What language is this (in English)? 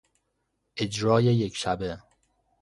Persian